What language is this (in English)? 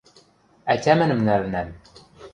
Western Mari